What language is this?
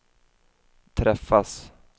Swedish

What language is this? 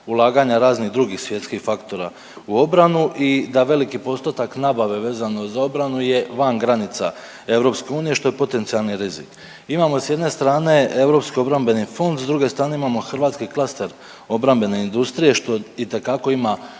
Croatian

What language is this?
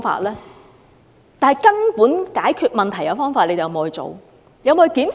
Cantonese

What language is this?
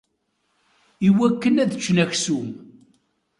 Kabyle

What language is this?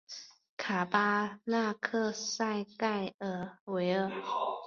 Chinese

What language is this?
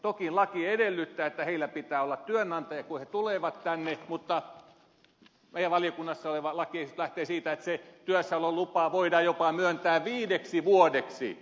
Finnish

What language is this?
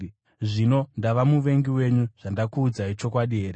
Shona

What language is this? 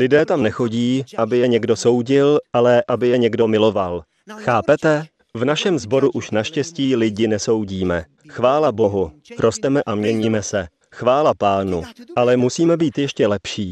Czech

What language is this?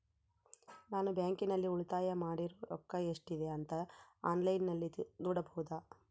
Kannada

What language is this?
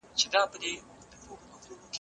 Pashto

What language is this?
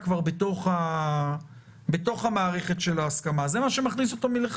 Hebrew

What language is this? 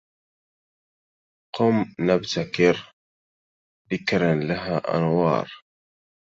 Arabic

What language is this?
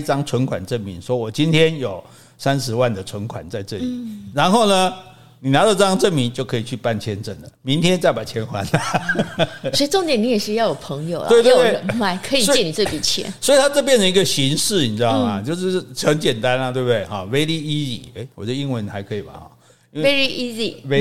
Chinese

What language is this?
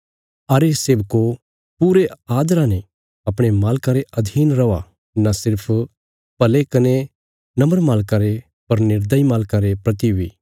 Bilaspuri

